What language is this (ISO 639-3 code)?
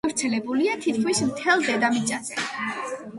kat